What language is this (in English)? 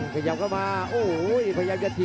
Thai